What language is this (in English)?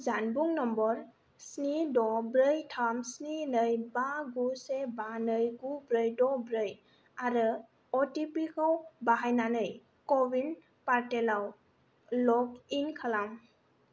Bodo